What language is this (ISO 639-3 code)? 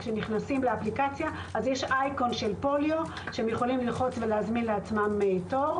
heb